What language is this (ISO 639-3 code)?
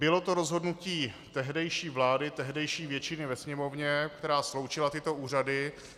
ces